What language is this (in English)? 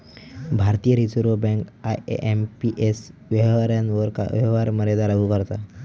Marathi